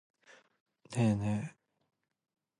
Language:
Japanese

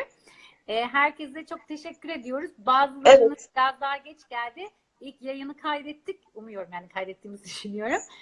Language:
Turkish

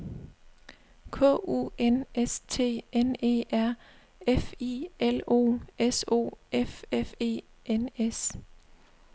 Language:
Danish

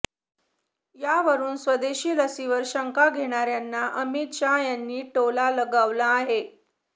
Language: Marathi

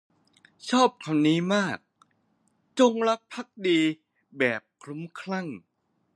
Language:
Thai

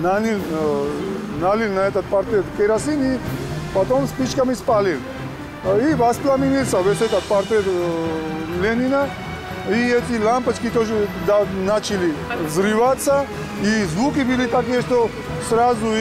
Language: Russian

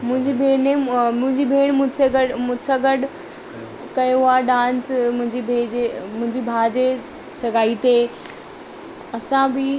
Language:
Sindhi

